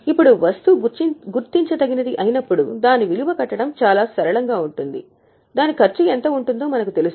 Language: Telugu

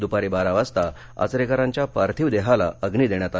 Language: Marathi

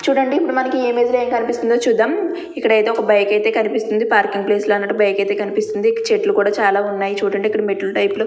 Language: Telugu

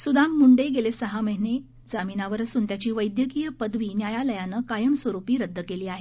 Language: Marathi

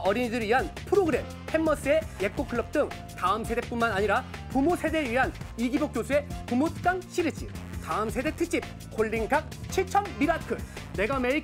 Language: Korean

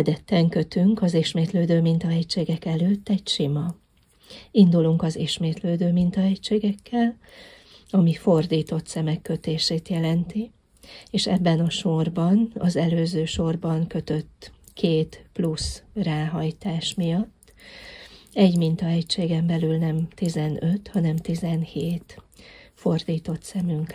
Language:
Hungarian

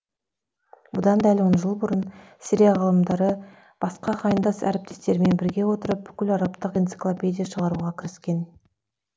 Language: Kazakh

